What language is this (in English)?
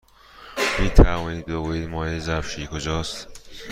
Persian